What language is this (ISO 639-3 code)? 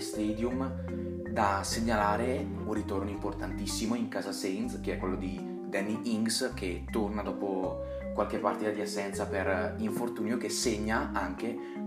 ita